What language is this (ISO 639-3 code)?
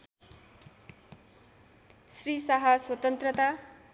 nep